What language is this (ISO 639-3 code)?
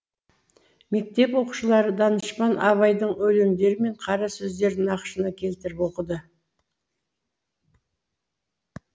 kaz